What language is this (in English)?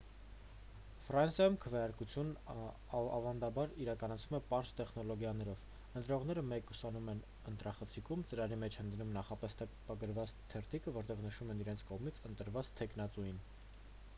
Armenian